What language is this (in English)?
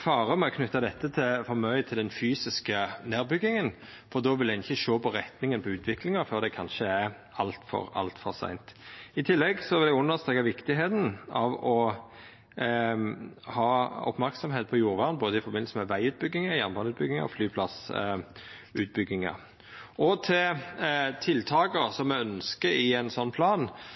Norwegian Nynorsk